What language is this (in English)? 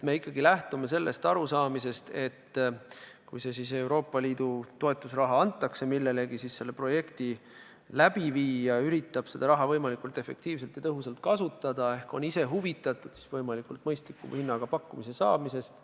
Estonian